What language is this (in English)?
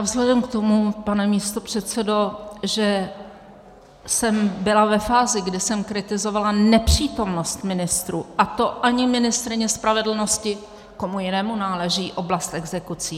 Czech